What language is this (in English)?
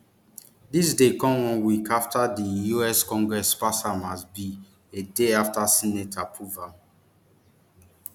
Nigerian Pidgin